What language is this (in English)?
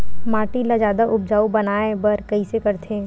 Chhattisgarhi